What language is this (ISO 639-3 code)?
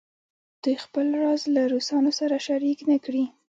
pus